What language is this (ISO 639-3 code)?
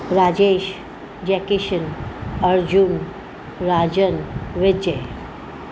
snd